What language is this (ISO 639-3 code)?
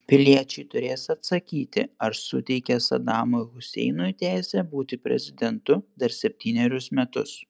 lit